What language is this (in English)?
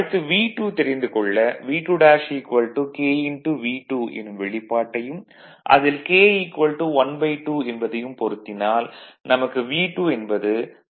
Tamil